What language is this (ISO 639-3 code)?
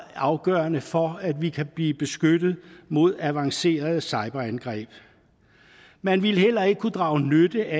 dan